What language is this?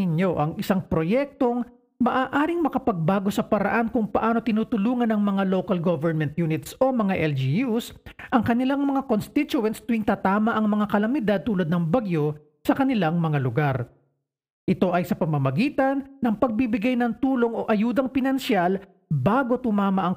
Filipino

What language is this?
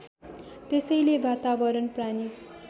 Nepali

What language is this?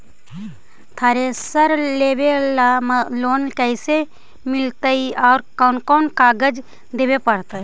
Magahi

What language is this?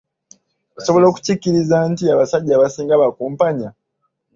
Ganda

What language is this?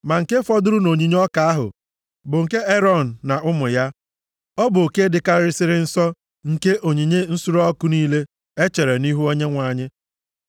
Igbo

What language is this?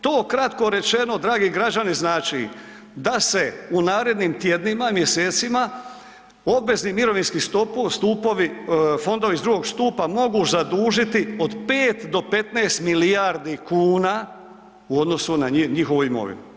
Croatian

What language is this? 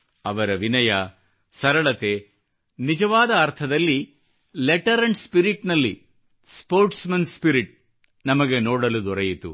Kannada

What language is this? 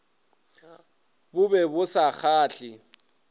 Northern Sotho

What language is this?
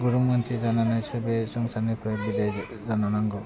Bodo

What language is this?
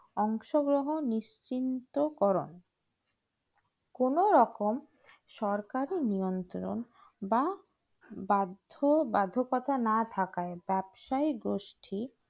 Bangla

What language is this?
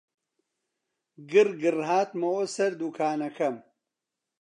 Central Kurdish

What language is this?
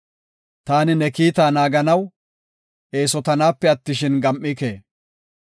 Gofa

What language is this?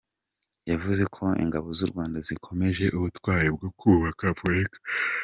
Kinyarwanda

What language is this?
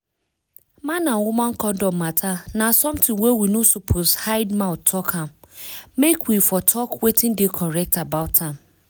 Nigerian Pidgin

